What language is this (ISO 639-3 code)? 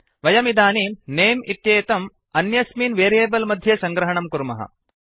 san